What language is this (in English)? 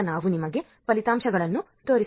Kannada